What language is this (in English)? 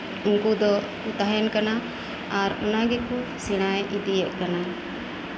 Santali